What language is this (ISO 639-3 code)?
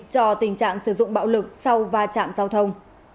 vie